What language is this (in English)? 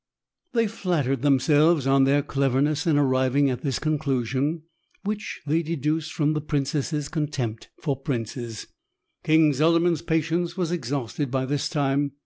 English